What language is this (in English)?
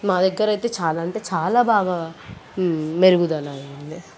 Telugu